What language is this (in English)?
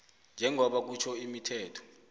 South Ndebele